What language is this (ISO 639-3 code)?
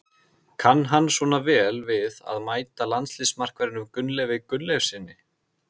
isl